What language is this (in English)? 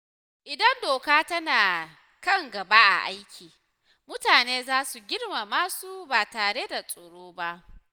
Hausa